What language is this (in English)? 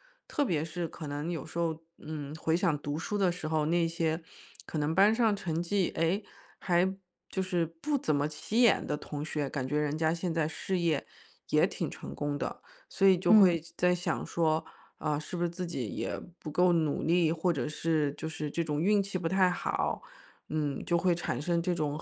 Chinese